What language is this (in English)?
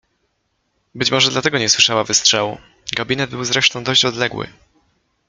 Polish